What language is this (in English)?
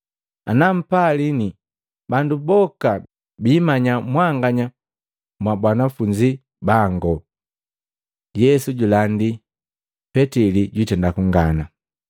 Matengo